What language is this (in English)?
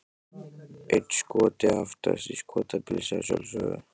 Icelandic